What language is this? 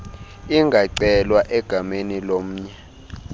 Xhosa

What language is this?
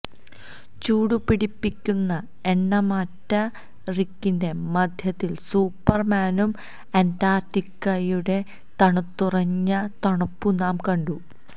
Malayalam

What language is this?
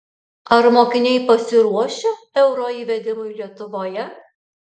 Lithuanian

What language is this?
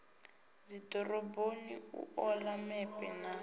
Venda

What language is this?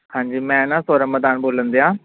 Punjabi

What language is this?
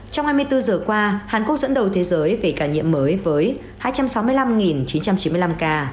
Vietnamese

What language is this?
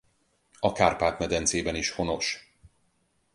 Hungarian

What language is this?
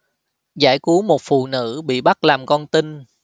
Vietnamese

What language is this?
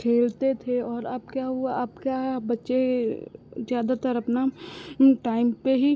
Hindi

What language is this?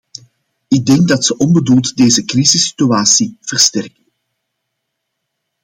Dutch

